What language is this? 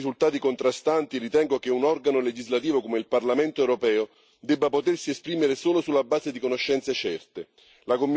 Italian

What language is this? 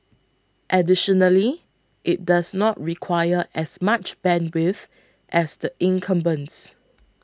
English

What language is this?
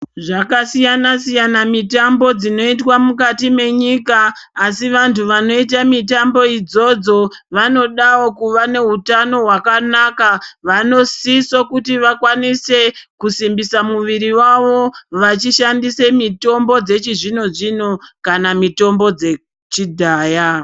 Ndau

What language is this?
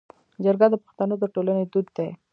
Pashto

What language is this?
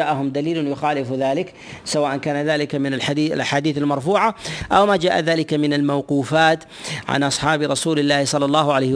Arabic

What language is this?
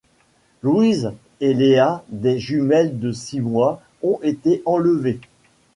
French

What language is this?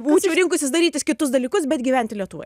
Lithuanian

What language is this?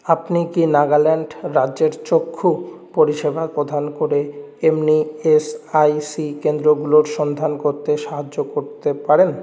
Bangla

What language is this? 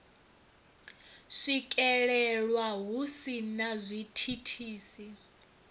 Venda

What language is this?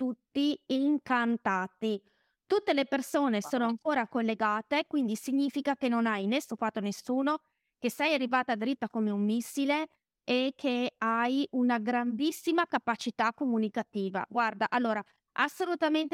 Italian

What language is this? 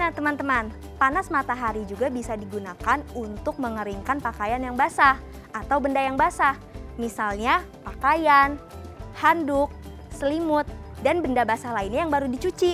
Indonesian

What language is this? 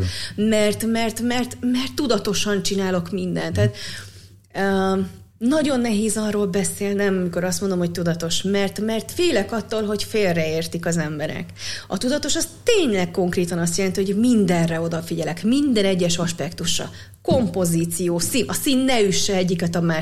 Hungarian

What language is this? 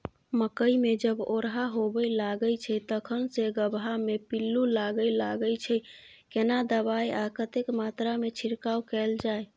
Maithili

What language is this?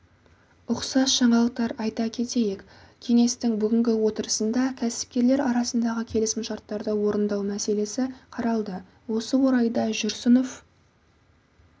Kazakh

